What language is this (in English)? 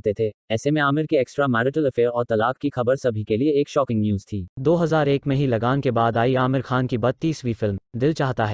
Hindi